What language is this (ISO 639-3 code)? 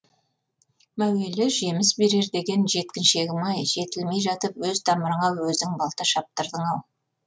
kaz